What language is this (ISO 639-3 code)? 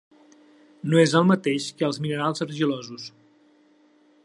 cat